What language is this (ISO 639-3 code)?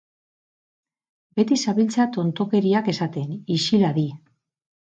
eus